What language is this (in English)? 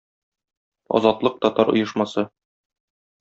Tatar